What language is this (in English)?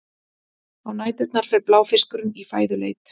Icelandic